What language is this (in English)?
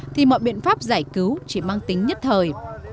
Vietnamese